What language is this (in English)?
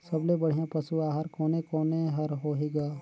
Chhattisgarhi